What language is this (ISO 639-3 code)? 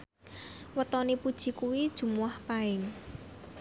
jav